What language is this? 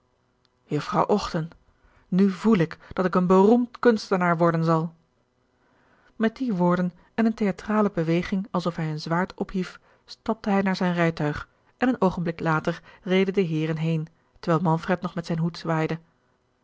Dutch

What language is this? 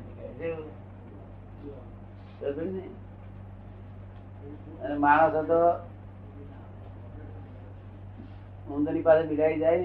Gujarati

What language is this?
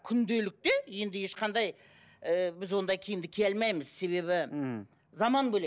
Kazakh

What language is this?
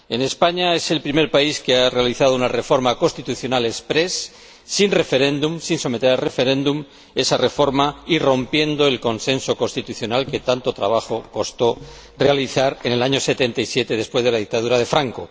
Spanish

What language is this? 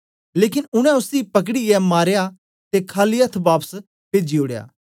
Dogri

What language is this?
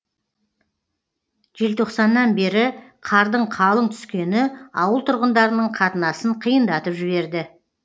Kazakh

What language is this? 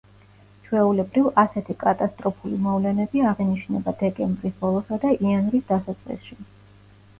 Georgian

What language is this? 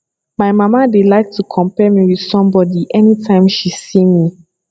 Nigerian Pidgin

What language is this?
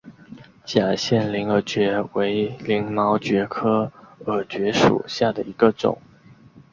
Chinese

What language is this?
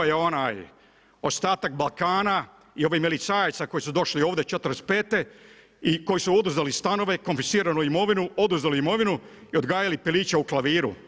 Croatian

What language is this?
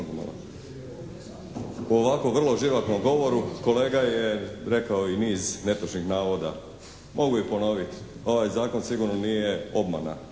Croatian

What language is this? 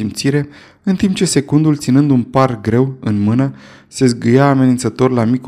Romanian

